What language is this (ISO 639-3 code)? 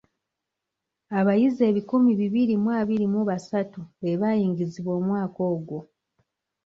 lug